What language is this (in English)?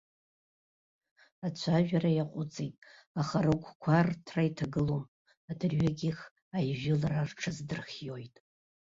Abkhazian